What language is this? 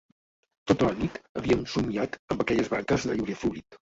Catalan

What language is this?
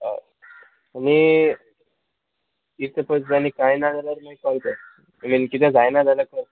Konkani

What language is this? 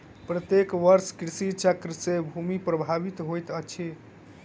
Maithili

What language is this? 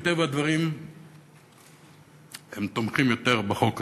Hebrew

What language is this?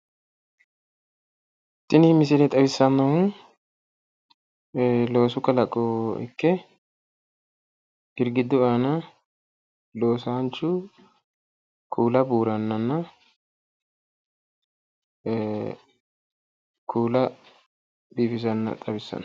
Sidamo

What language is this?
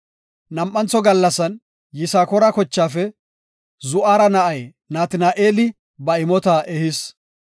Gofa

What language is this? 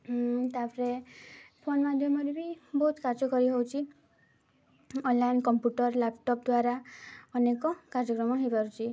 Odia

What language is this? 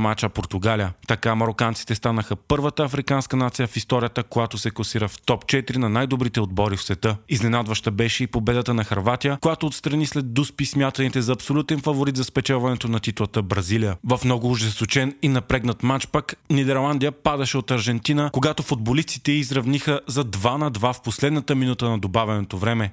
Bulgarian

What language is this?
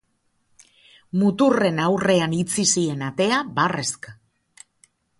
Basque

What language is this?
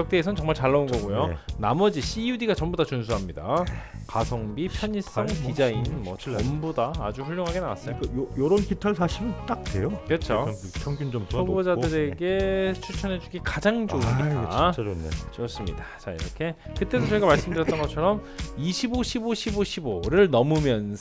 Korean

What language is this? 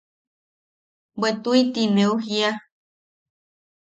Yaqui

